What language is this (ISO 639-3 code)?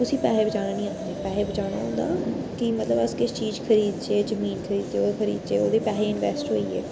doi